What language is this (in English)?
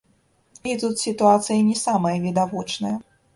Belarusian